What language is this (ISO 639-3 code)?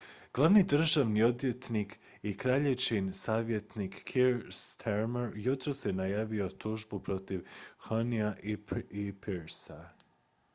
hrv